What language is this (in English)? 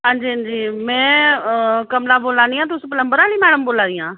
Dogri